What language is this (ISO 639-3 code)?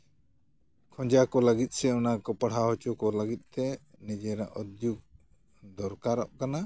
sat